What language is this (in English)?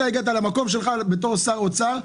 Hebrew